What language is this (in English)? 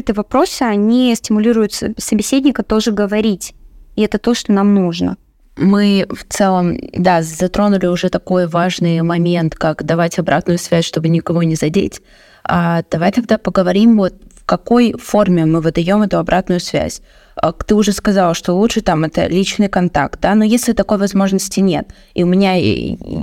Russian